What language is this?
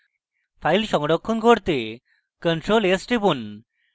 Bangla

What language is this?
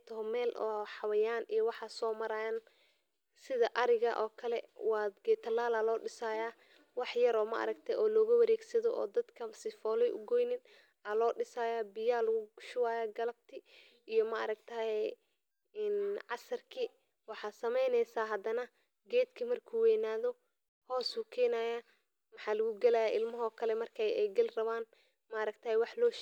Somali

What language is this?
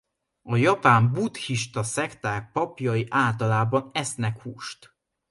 Hungarian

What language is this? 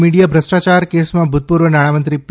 Gujarati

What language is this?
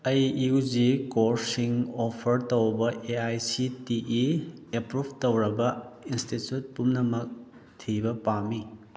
Manipuri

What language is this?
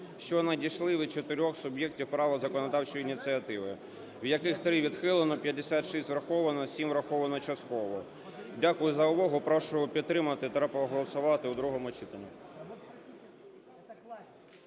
Ukrainian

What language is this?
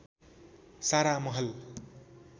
Nepali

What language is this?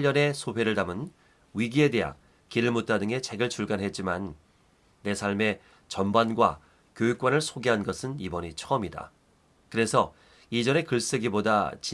Korean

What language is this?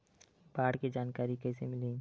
Chhattisgarhi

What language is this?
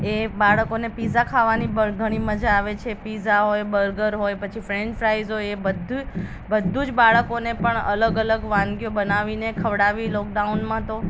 Gujarati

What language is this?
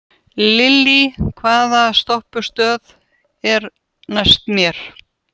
Icelandic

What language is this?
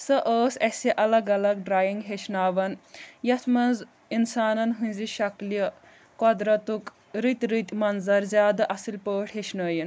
Kashmiri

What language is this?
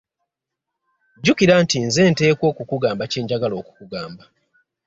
Ganda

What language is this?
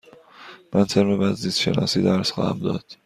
Persian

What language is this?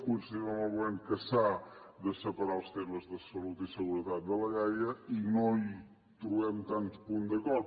Catalan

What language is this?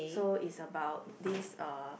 English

